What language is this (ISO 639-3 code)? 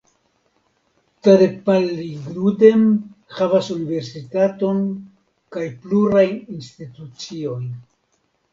epo